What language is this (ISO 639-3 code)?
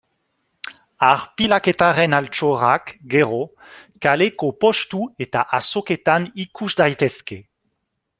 eus